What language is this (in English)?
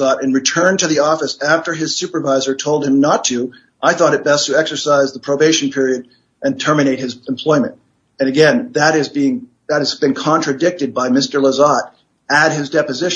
English